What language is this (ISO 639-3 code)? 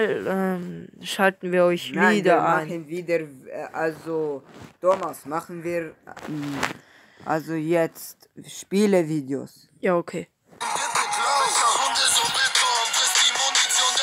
deu